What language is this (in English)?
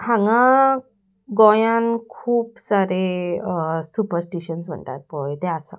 Konkani